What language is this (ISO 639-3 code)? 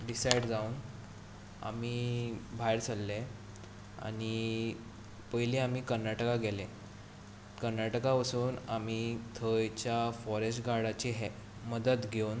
kok